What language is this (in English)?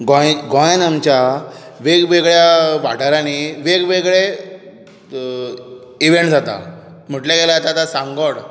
Konkani